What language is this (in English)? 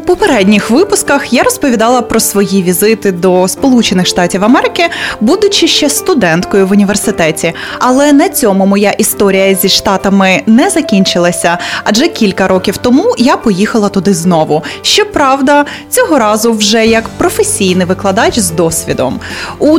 Ukrainian